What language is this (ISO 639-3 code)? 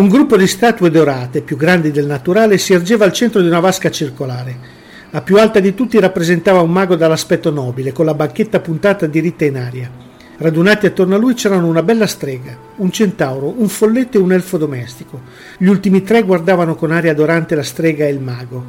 ita